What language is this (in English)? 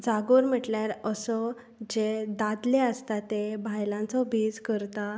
Konkani